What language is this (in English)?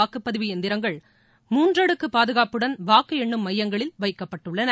Tamil